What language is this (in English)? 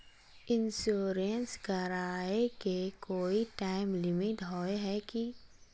Magahi